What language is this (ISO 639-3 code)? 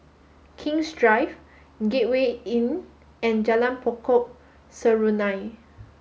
eng